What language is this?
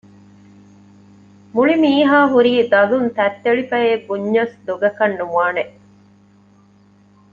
Divehi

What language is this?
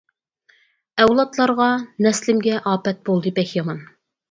Uyghur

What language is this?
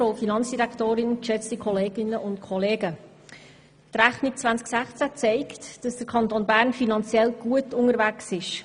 Swiss German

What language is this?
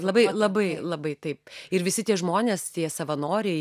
Lithuanian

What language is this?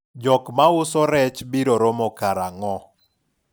Luo (Kenya and Tanzania)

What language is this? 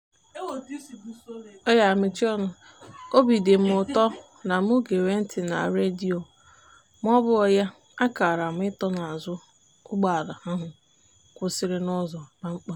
Igbo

